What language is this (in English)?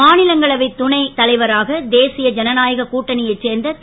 Tamil